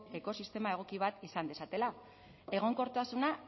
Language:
Basque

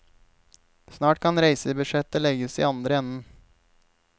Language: Norwegian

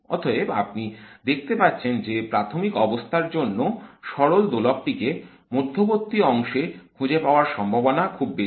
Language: Bangla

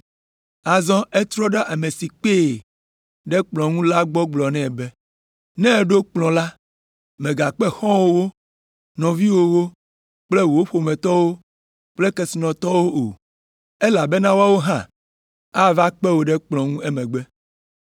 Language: Ewe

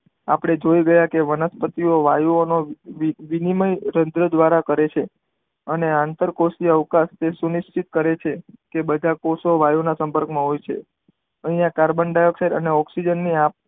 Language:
Gujarati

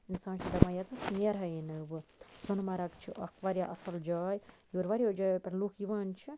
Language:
Kashmiri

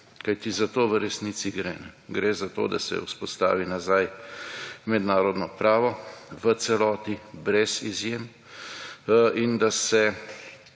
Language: Slovenian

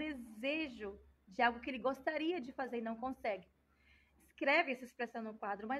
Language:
Portuguese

